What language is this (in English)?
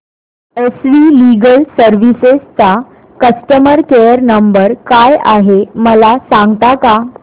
Marathi